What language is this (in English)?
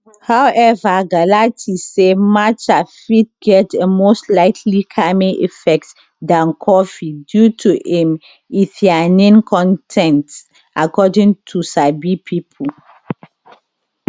Nigerian Pidgin